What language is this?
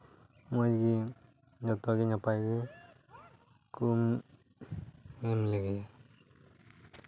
Santali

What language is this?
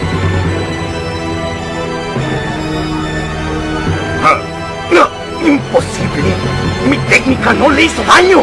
Spanish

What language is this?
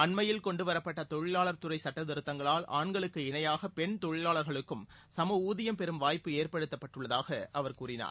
Tamil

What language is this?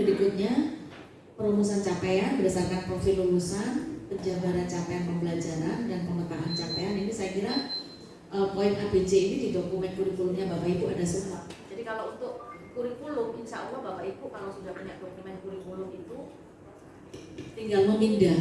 Indonesian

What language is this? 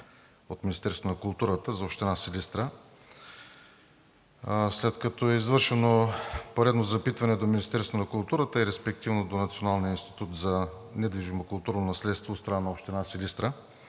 Bulgarian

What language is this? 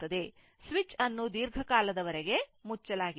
Kannada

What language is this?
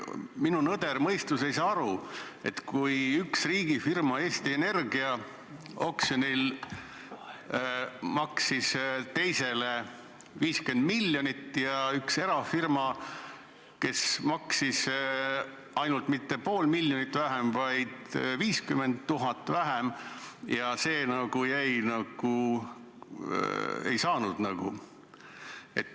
Estonian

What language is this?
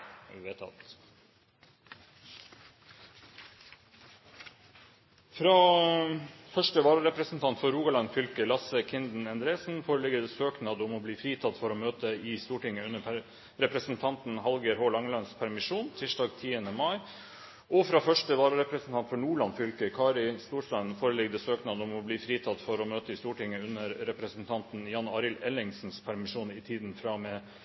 Norwegian Bokmål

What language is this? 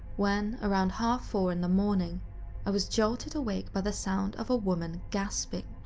English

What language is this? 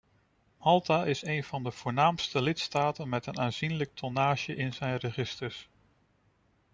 Dutch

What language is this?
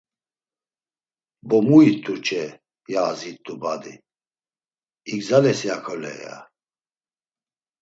Laz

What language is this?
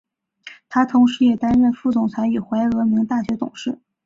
Chinese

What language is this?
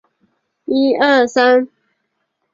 Chinese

